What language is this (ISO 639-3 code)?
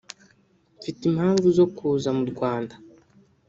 kin